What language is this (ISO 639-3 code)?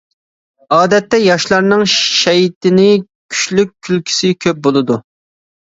uig